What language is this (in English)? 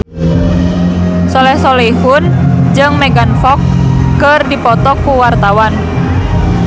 Sundanese